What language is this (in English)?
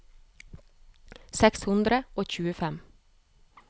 Norwegian